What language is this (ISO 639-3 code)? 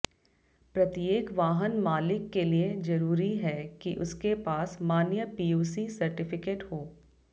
hin